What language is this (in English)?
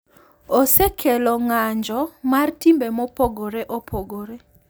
Luo (Kenya and Tanzania)